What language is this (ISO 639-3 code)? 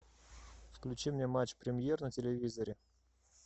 rus